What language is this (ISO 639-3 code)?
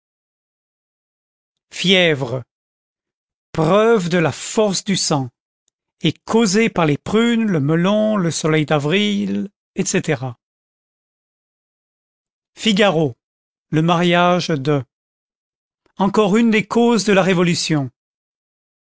fra